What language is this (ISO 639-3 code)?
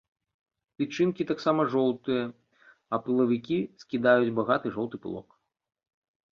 bel